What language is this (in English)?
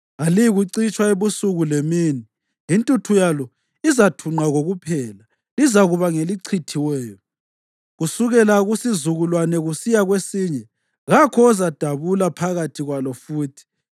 North Ndebele